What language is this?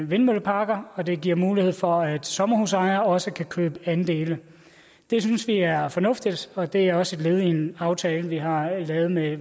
Danish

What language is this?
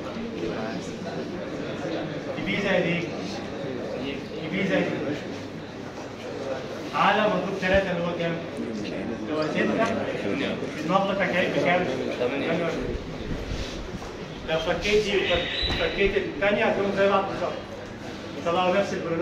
Arabic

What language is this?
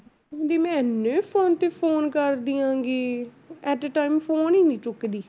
Punjabi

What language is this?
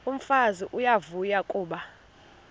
Xhosa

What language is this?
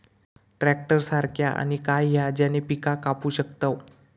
Marathi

